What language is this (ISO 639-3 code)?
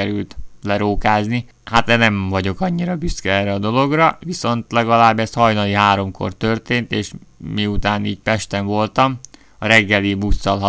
hun